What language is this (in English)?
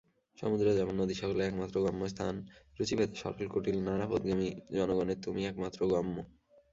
Bangla